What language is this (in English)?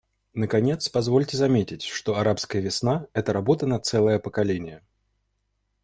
Russian